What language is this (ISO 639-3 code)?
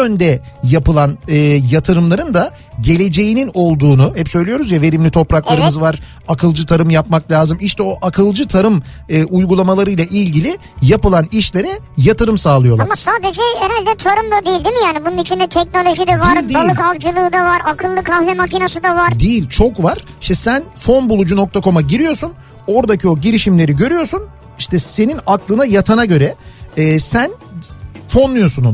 tur